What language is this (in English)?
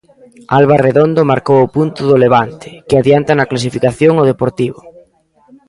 Galician